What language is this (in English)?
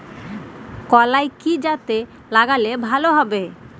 Bangla